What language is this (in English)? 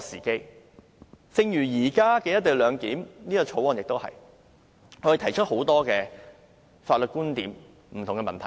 Cantonese